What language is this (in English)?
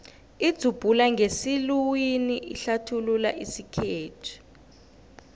South Ndebele